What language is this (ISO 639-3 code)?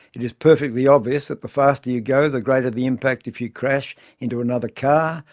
eng